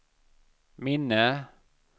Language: Swedish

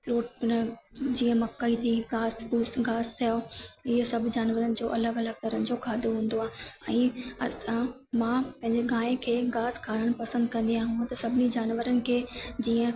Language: Sindhi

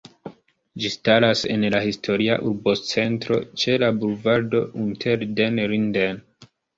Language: Esperanto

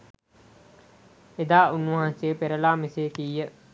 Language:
Sinhala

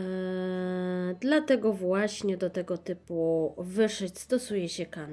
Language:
Polish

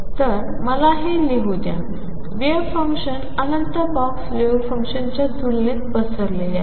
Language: Marathi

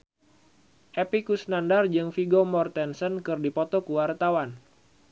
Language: Sundanese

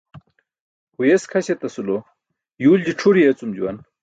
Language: Burushaski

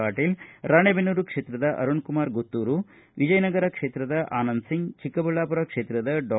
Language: Kannada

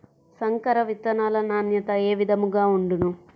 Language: Telugu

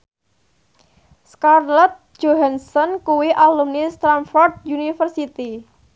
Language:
Javanese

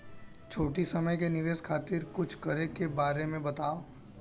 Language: Bhojpuri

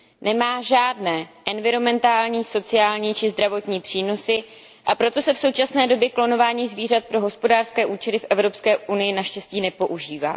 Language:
Czech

